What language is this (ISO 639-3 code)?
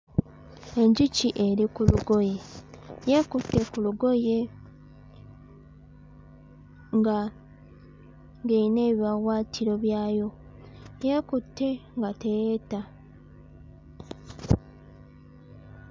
lug